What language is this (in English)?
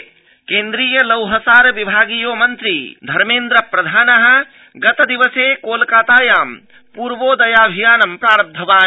Sanskrit